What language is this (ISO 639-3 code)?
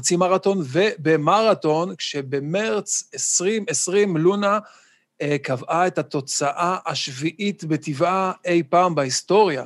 heb